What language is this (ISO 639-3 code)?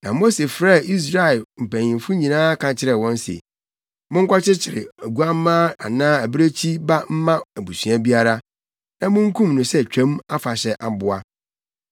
aka